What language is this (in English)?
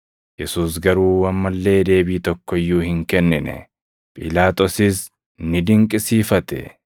Oromo